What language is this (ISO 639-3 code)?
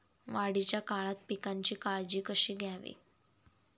mar